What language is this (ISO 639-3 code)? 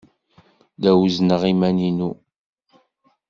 kab